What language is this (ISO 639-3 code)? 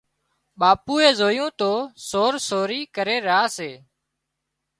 kxp